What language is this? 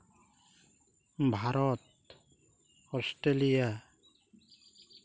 Santali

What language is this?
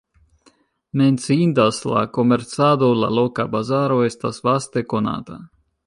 Esperanto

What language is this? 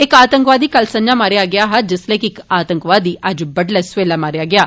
Dogri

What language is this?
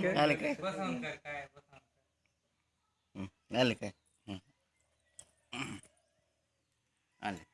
Assamese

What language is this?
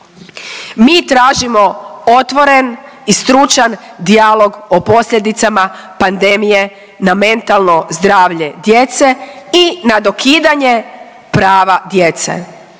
Croatian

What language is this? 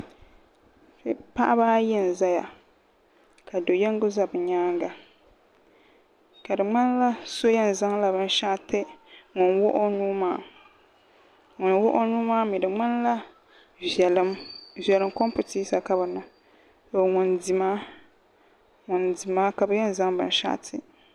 Dagbani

